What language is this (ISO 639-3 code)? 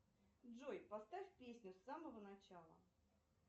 rus